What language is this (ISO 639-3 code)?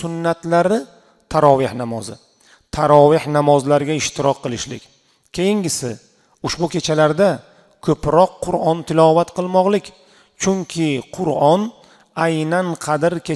tur